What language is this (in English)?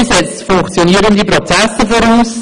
Swiss German